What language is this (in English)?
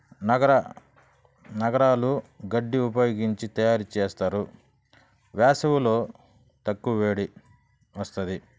Telugu